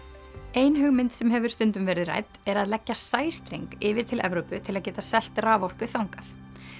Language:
Icelandic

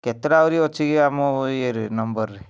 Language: Odia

